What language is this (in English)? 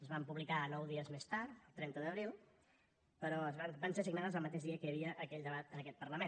Catalan